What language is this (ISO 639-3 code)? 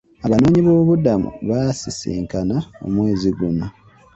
lug